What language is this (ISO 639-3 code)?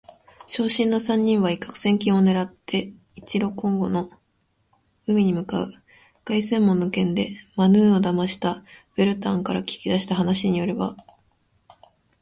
jpn